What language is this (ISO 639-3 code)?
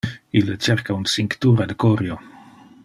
ina